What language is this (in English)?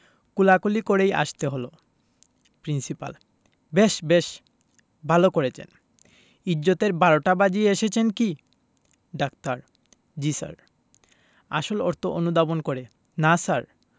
Bangla